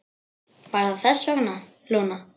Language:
Icelandic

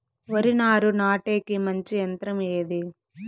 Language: Telugu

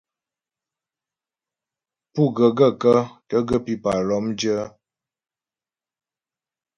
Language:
Ghomala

